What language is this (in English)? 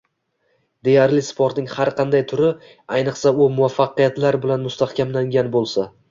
Uzbek